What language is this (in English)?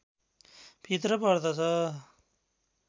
Nepali